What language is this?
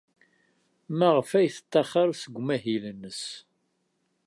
Kabyle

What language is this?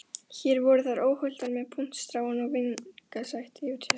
Icelandic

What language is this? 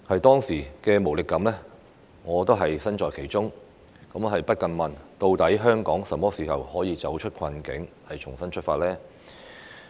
Cantonese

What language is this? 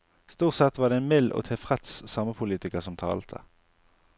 Norwegian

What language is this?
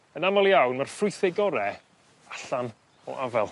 Welsh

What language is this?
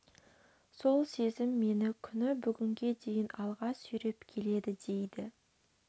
Kazakh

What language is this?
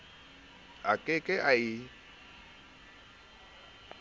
Southern Sotho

